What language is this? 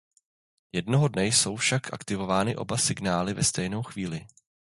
Czech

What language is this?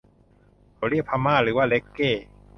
Thai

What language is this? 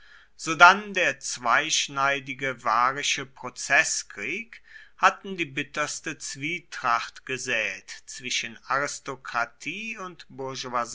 German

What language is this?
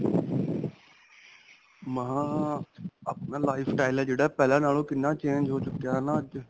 Punjabi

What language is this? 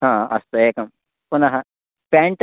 Sanskrit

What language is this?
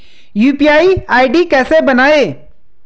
Hindi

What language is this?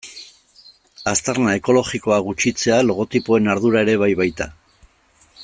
Basque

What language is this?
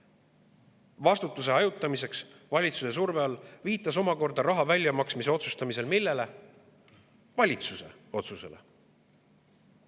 Estonian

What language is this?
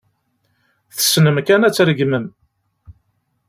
Kabyle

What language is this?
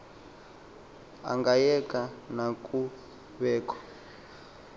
Xhosa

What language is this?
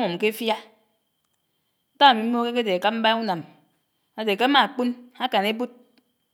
Anaang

